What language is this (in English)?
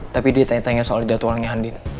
Indonesian